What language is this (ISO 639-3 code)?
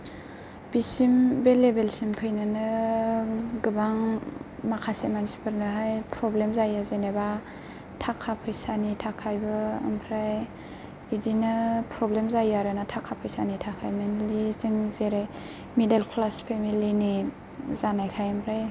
brx